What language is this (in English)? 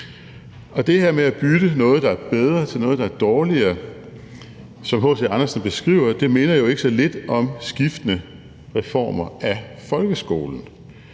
Danish